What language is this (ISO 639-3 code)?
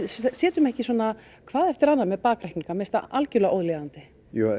isl